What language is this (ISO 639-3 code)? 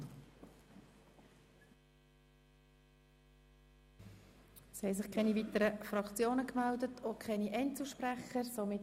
gsw